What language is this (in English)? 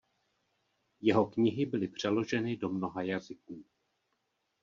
Czech